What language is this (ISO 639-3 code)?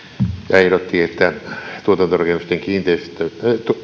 fin